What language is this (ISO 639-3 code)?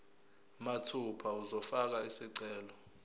zul